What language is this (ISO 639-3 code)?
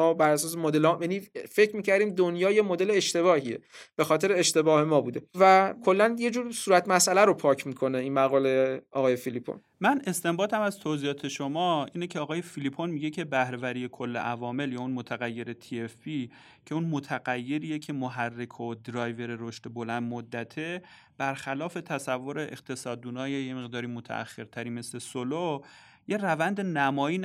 fas